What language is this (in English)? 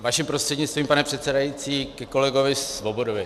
Czech